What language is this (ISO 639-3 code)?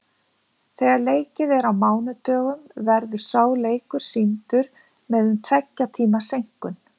isl